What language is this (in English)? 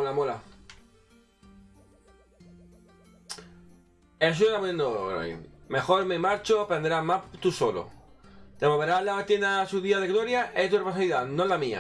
Spanish